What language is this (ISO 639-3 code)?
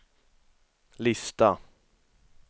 swe